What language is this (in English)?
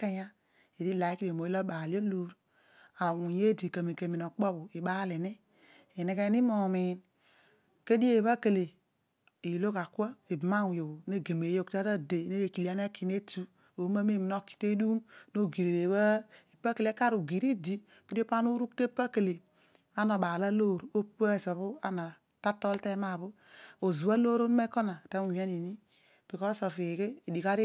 Odual